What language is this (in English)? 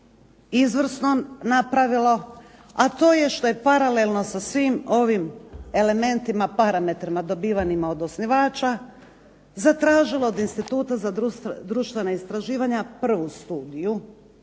Croatian